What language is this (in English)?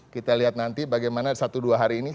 Indonesian